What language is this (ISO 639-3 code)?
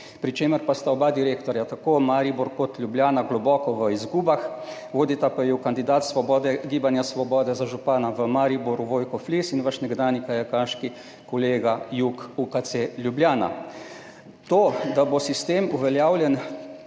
slv